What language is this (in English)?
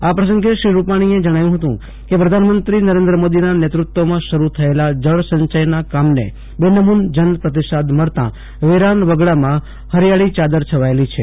Gujarati